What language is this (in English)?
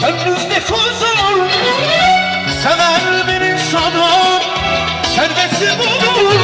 Bulgarian